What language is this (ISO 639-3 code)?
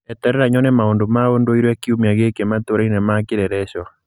kik